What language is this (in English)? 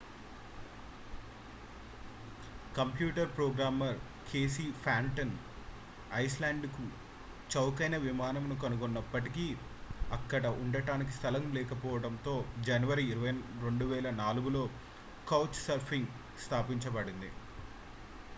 Telugu